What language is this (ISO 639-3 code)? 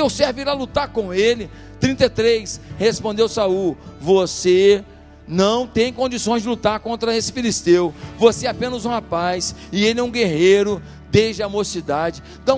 por